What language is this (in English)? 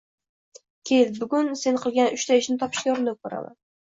Uzbek